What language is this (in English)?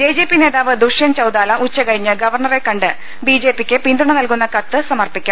Malayalam